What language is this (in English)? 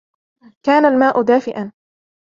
Arabic